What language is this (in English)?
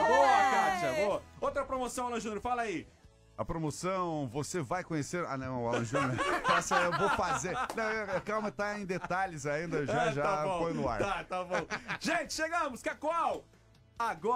Portuguese